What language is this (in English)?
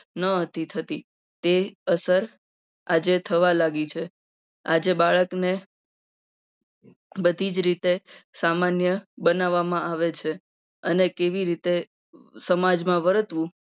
Gujarati